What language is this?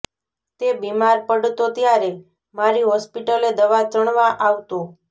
Gujarati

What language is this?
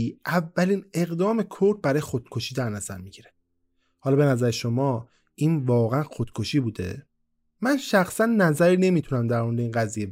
Persian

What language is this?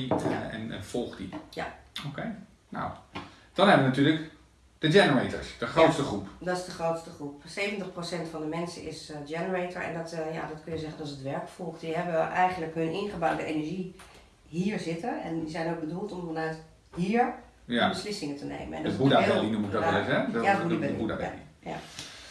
Dutch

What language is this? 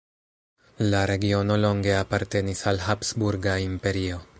Esperanto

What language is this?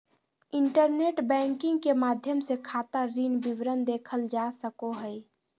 Magahi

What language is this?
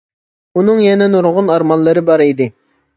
Uyghur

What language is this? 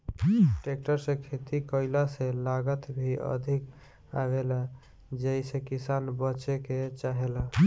Bhojpuri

